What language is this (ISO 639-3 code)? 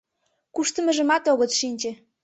chm